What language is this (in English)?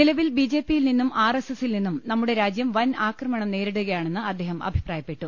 Malayalam